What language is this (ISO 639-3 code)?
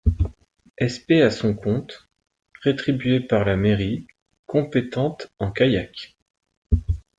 fra